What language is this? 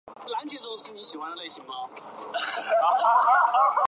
Chinese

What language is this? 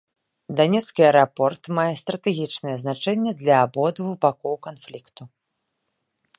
Belarusian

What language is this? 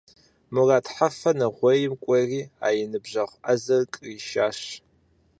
Kabardian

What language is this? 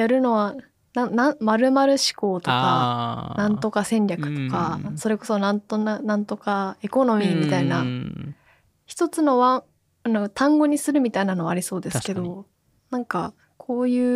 Japanese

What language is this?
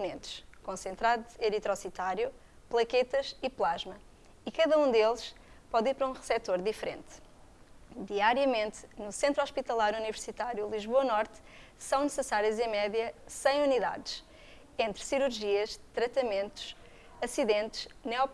Portuguese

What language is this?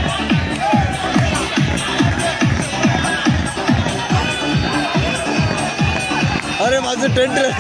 Arabic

